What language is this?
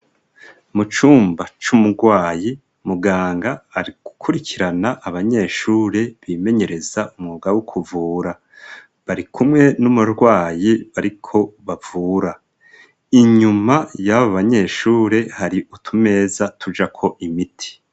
Rundi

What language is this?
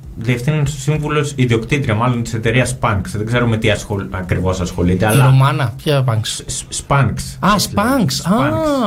Greek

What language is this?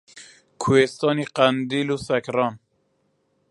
Central Kurdish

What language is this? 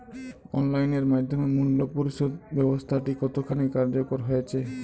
Bangla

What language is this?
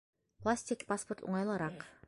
Bashkir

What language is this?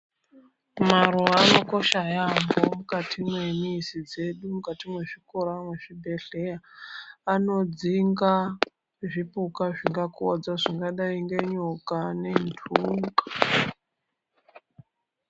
Ndau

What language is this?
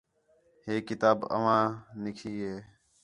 Khetrani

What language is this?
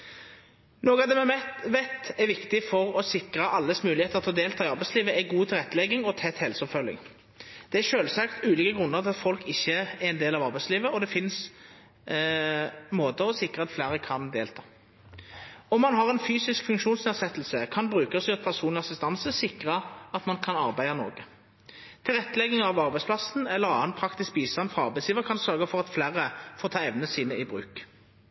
Norwegian Nynorsk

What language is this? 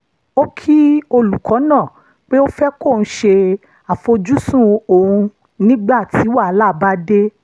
Yoruba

